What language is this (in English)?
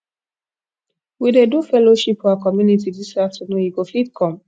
Nigerian Pidgin